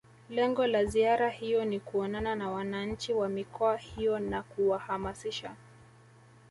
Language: Swahili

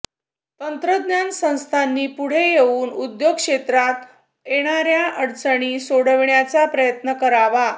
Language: Marathi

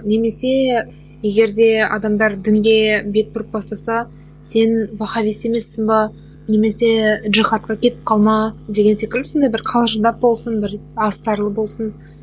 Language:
Kazakh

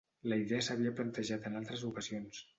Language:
Catalan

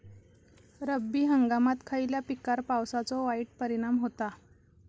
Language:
Marathi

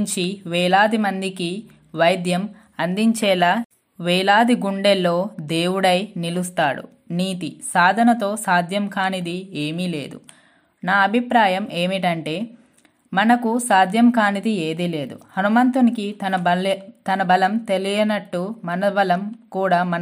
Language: Telugu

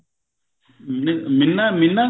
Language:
Punjabi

